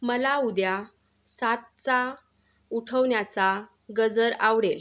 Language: Marathi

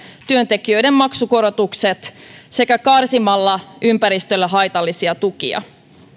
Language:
Finnish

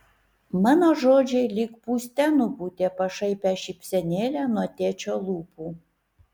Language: Lithuanian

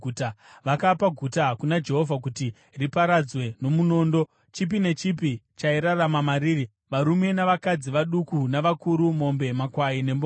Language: Shona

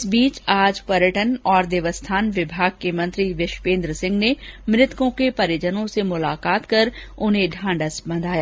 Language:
Hindi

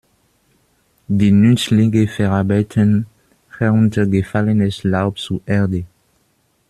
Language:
German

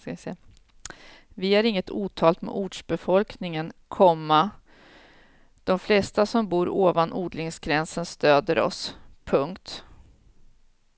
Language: Swedish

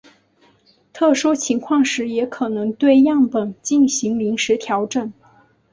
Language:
Chinese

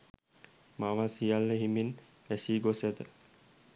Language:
Sinhala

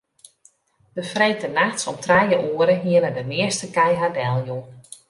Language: Western Frisian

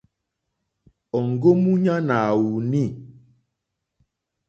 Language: Mokpwe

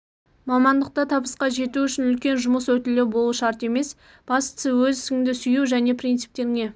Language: Kazakh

